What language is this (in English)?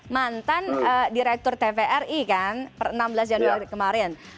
Indonesian